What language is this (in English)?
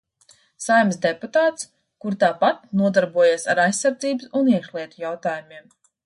Latvian